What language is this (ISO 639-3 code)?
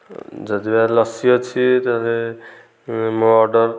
ori